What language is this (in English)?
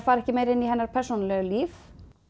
Icelandic